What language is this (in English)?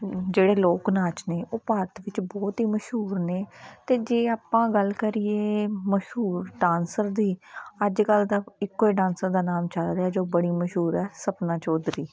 Punjabi